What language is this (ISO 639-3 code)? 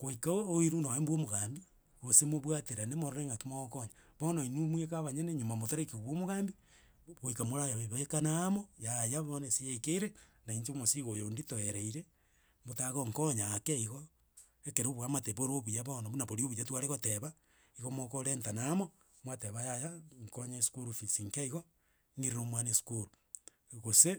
guz